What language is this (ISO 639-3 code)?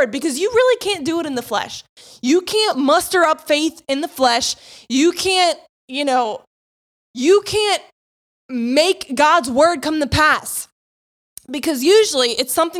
eng